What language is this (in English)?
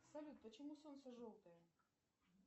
Russian